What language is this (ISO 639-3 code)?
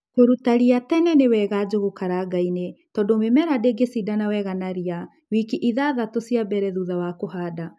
kik